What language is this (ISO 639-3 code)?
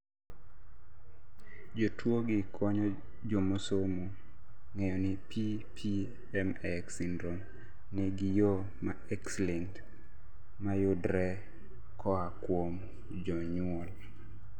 luo